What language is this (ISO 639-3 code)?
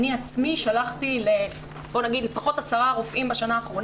heb